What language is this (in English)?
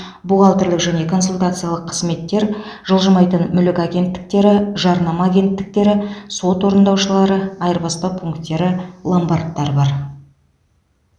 Kazakh